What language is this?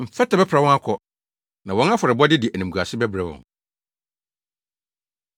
Akan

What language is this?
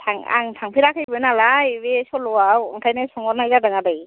Bodo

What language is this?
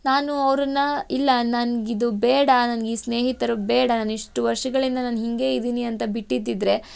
Kannada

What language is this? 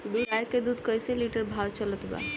Bhojpuri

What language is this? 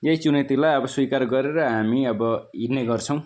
Nepali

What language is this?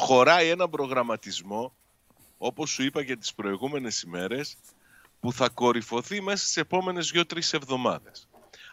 Greek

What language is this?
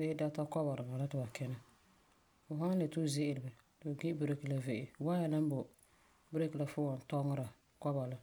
Frafra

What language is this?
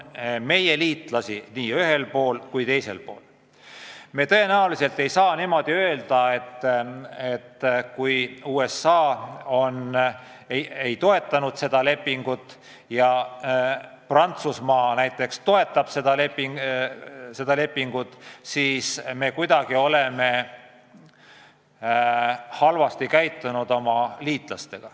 Estonian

